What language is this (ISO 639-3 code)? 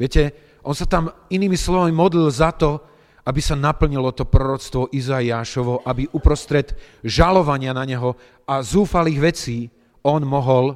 slk